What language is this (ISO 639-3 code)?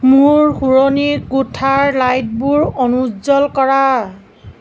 asm